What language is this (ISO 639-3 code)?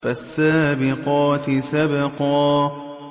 ara